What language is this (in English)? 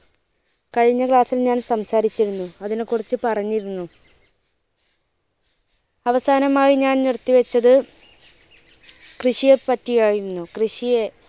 Malayalam